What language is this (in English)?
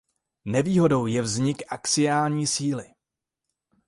Czech